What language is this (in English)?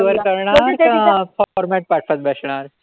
Marathi